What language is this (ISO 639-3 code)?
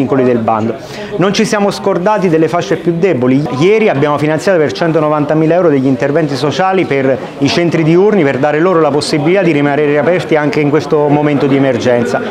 ita